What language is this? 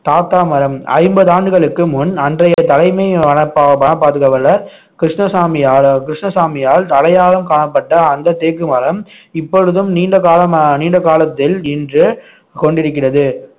Tamil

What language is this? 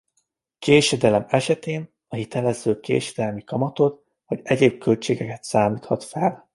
Hungarian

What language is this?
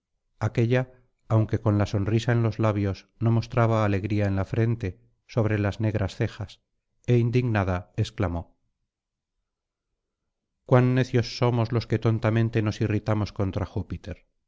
Spanish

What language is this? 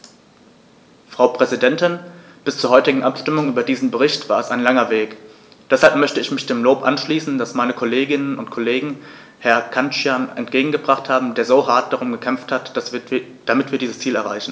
German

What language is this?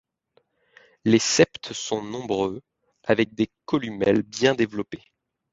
French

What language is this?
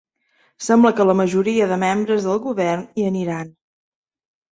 Catalan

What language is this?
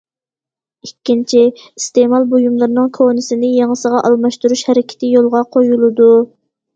Uyghur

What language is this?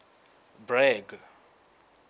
Southern Sotho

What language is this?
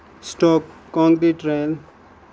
Kashmiri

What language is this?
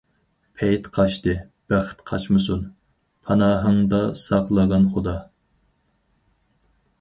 Uyghur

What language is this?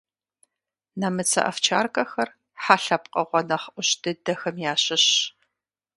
Kabardian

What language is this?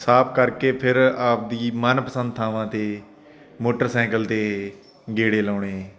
Punjabi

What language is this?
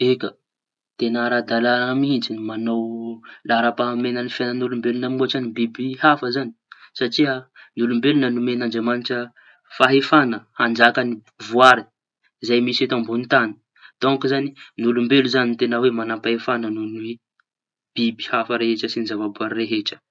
Tanosy Malagasy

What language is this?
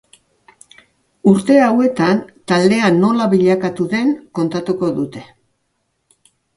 Basque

